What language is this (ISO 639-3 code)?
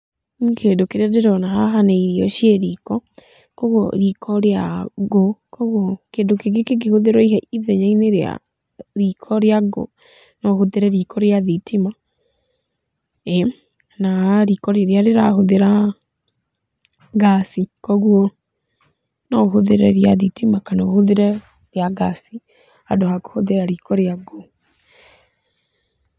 kik